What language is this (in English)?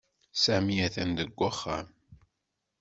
Kabyle